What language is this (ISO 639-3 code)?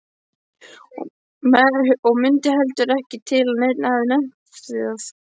isl